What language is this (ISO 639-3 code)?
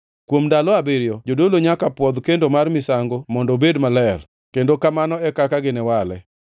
luo